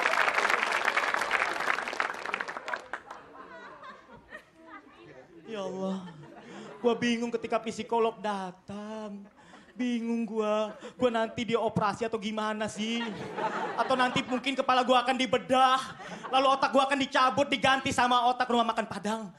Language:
Indonesian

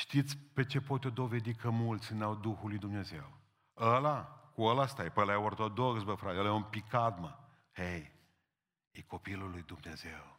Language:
Romanian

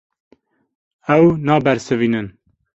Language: Kurdish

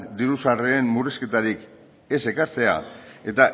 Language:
Basque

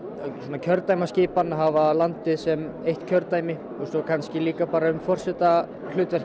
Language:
Icelandic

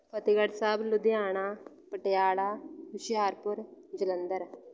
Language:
Punjabi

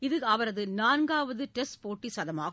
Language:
Tamil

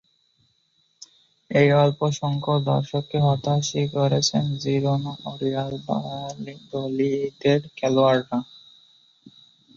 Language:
Bangla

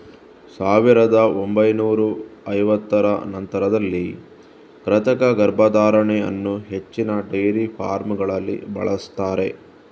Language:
Kannada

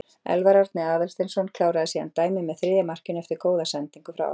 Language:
Icelandic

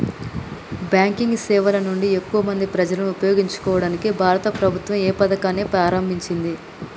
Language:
Telugu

